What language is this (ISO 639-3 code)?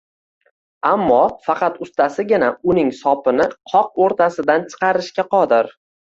uzb